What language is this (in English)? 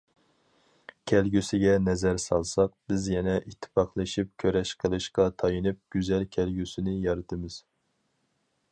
Uyghur